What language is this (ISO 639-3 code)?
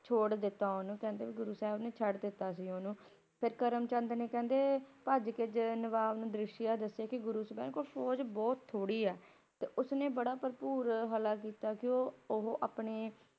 pan